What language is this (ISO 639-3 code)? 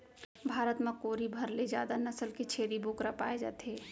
hne